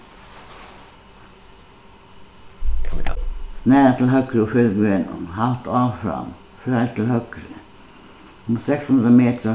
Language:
Faroese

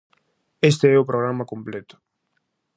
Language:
Galician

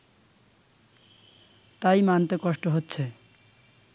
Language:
Bangla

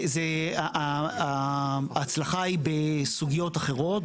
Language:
Hebrew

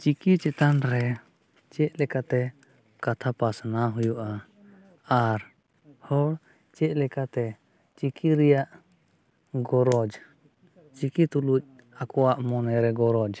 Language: Santali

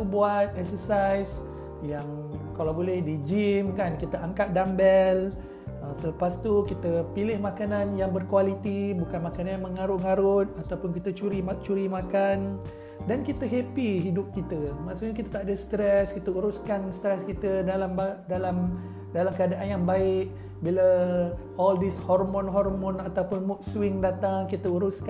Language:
Malay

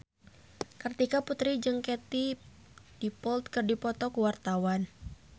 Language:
Sundanese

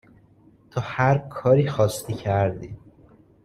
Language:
Persian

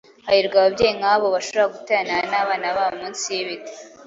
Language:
Kinyarwanda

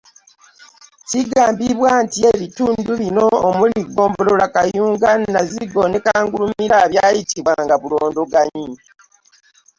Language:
Ganda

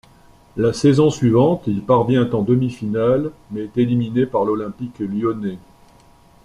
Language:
French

